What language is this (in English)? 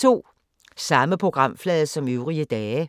Danish